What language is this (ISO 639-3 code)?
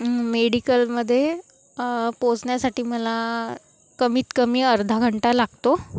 mar